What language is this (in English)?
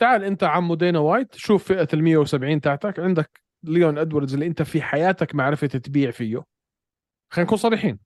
Arabic